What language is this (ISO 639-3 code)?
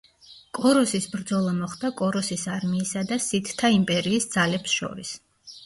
kat